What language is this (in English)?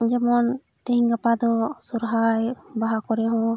Santali